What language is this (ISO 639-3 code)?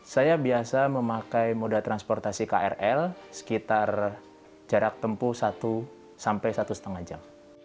ind